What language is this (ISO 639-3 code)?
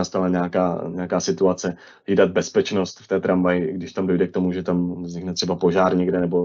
ces